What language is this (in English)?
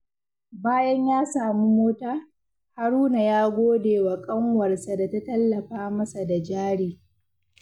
Hausa